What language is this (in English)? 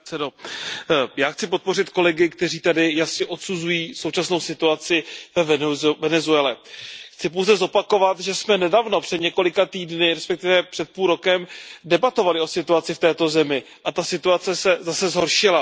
Czech